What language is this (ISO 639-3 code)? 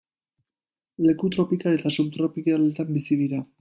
eus